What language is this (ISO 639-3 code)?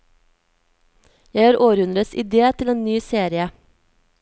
nor